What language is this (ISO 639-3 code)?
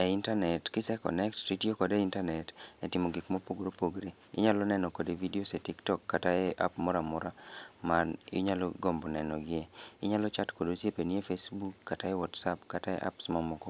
luo